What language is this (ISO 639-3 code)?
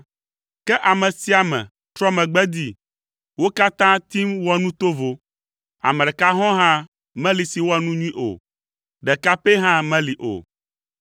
ewe